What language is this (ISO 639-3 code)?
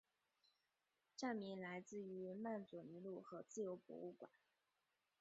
zho